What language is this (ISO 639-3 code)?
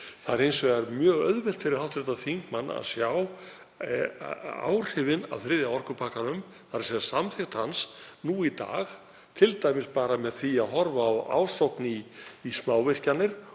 isl